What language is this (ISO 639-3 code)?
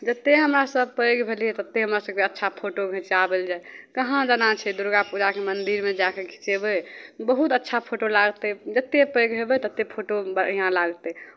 mai